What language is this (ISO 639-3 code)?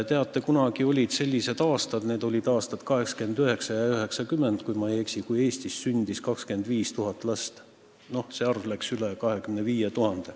est